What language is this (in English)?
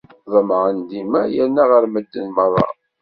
Kabyle